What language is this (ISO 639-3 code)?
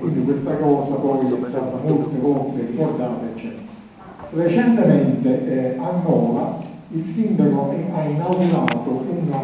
ita